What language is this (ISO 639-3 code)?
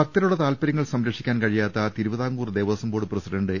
mal